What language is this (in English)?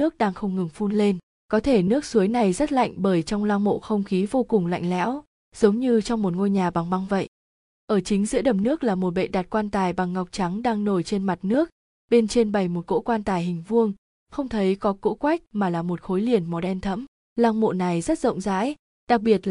Vietnamese